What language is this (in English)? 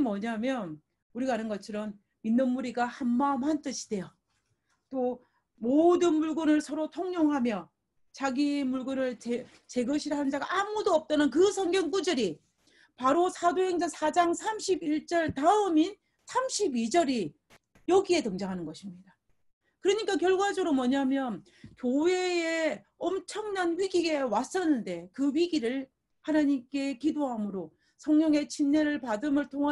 Korean